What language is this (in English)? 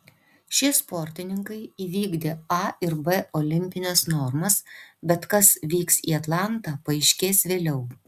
Lithuanian